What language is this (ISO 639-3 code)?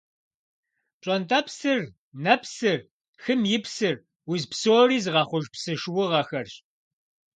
kbd